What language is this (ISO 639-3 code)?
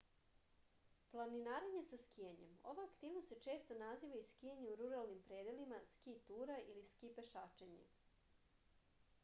srp